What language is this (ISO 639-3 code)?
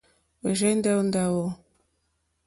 bri